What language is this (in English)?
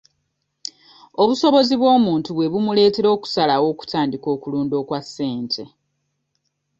Ganda